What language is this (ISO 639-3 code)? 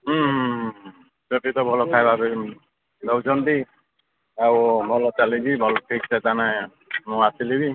ori